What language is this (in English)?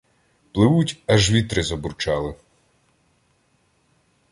Ukrainian